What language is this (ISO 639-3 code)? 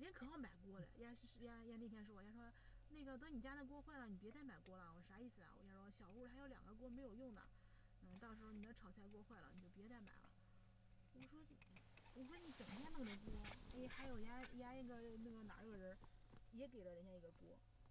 zho